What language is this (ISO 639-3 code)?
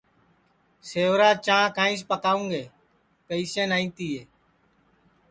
ssi